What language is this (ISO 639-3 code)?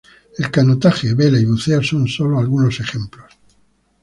spa